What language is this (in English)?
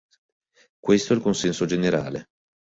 Italian